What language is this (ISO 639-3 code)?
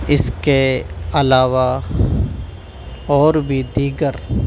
urd